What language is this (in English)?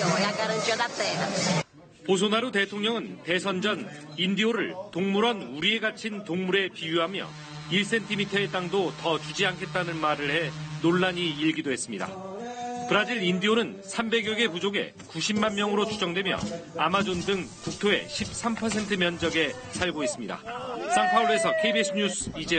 Korean